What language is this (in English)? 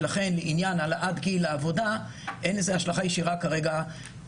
Hebrew